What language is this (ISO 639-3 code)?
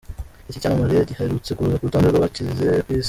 kin